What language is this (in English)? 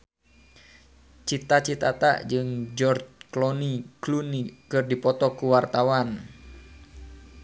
Sundanese